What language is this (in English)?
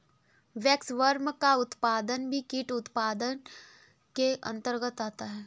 Hindi